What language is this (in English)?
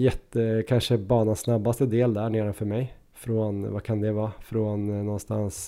Swedish